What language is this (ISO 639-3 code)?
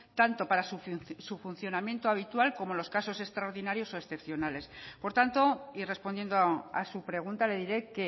spa